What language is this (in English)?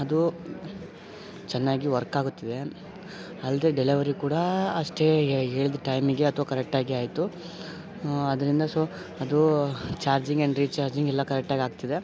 Kannada